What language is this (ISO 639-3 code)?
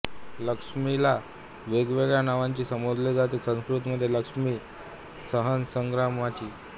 mar